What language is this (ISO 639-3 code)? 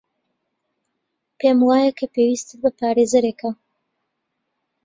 ckb